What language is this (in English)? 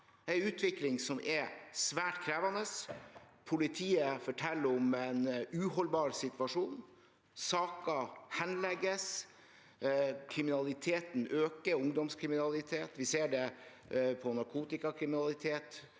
Norwegian